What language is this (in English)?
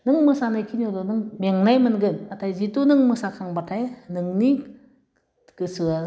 Bodo